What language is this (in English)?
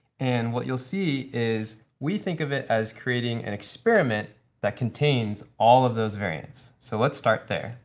English